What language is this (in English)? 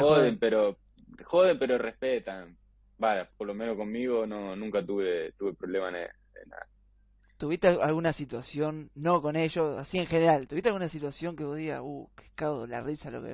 Spanish